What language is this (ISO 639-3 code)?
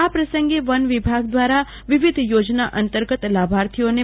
guj